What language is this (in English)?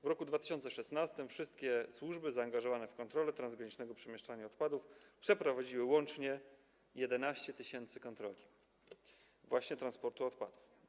Polish